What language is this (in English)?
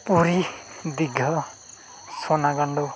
Santali